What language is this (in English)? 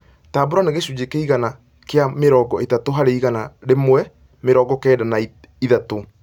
Kikuyu